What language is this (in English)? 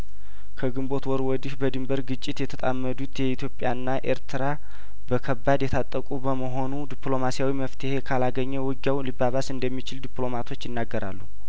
Amharic